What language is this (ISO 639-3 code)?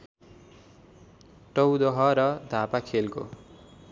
nep